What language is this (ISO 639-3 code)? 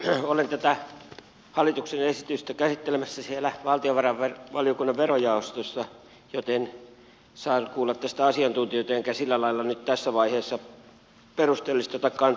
fin